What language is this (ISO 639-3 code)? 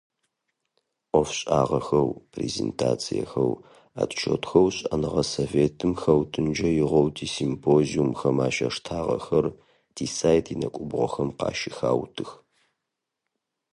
ady